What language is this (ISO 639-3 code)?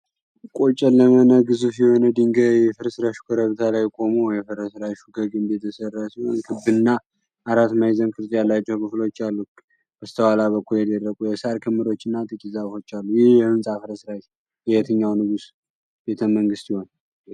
amh